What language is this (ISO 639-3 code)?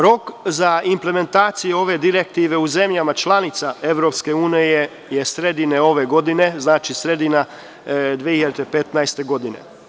srp